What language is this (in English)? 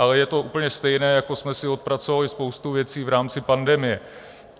Czech